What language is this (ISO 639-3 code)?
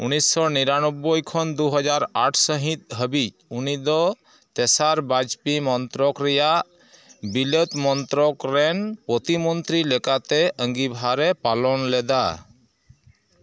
sat